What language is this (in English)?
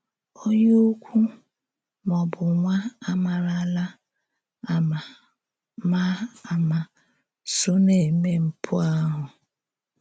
Igbo